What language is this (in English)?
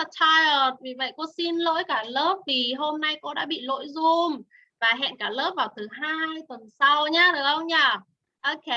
Vietnamese